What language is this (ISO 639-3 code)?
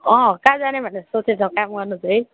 nep